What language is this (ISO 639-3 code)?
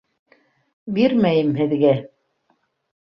bak